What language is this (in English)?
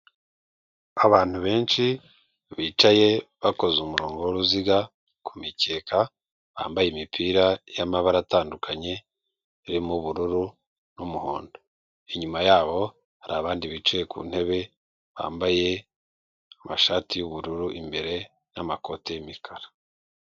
Kinyarwanda